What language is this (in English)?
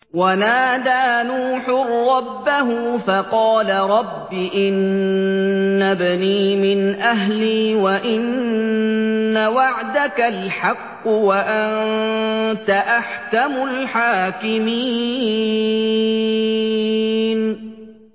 Arabic